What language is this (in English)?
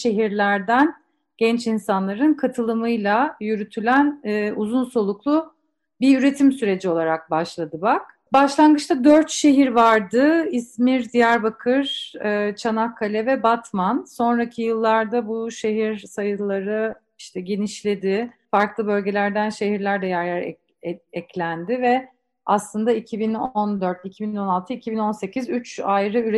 Turkish